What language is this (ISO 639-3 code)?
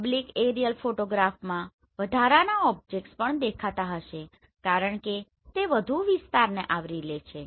guj